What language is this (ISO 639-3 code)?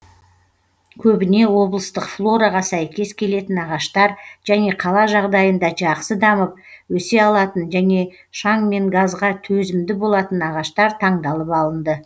kaz